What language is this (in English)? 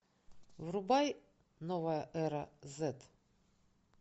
Russian